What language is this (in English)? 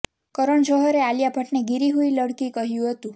Gujarati